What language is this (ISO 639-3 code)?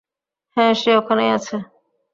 ben